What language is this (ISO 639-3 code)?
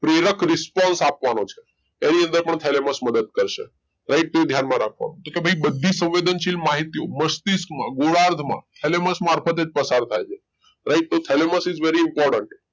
guj